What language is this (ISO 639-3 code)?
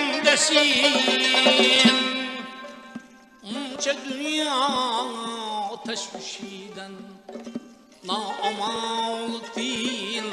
uzb